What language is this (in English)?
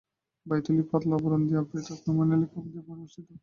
Bangla